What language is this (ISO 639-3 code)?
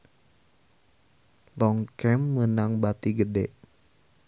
sun